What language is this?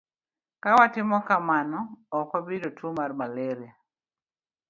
Luo (Kenya and Tanzania)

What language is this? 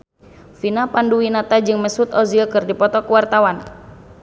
Sundanese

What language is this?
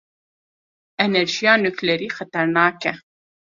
Kurdish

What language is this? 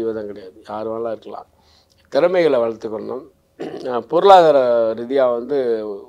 Korean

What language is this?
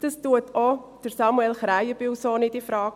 Swiss German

